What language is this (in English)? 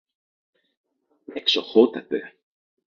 Greek